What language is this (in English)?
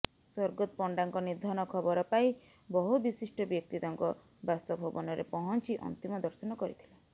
Odia